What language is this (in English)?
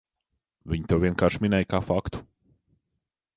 Latvian